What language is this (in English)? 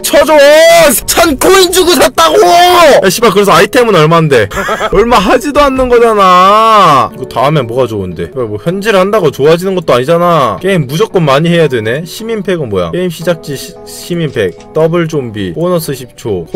Korean